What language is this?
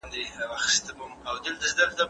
Pashto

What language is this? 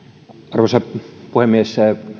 Finnish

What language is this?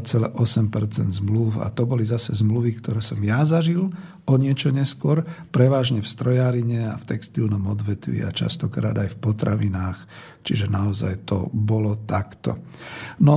Slovak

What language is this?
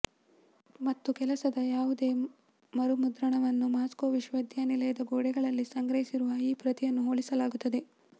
Kannada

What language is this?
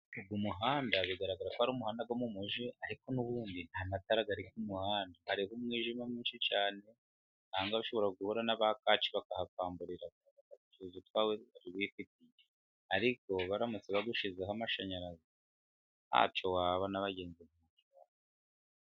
Kinyarwanda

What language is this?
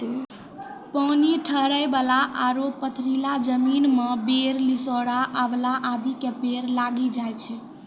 Maithili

